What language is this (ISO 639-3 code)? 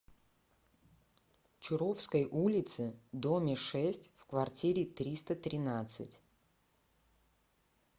rus